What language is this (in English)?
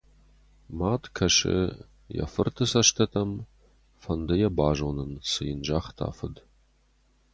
Ossetic